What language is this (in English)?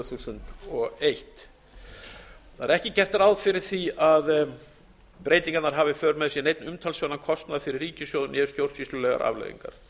Icelandic